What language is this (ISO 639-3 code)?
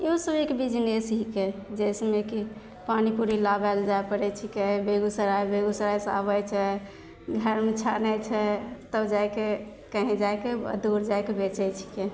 mai